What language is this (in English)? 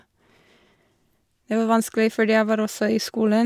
Norwegian